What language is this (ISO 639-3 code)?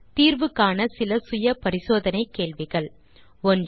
tam